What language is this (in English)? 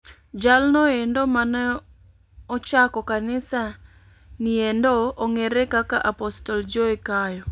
Luo (Kenya and Tanzania)